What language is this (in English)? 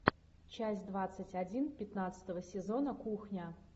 Russian